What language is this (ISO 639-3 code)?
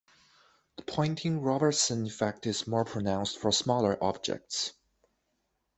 eng